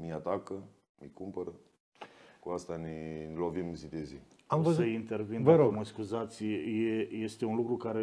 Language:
Romanian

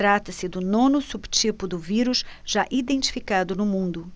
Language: Portuguese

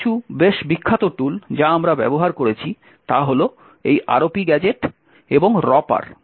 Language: Bangla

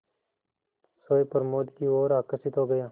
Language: Hindi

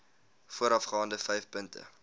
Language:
Afrikaans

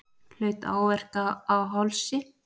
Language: Icelandic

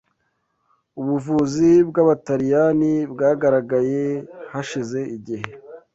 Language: Kinyarwanda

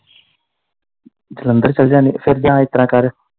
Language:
Punjabi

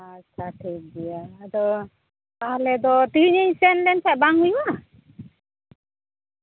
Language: Santali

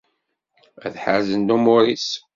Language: Kabyle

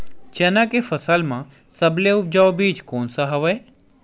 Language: Chhattisgarhi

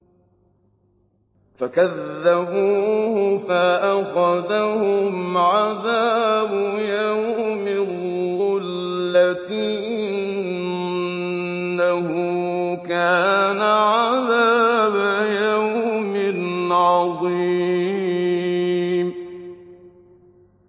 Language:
Arabic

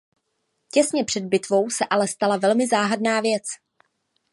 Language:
Czech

